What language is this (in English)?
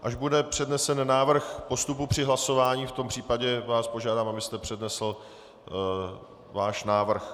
Czech